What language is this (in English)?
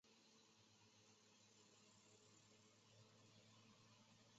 Chinese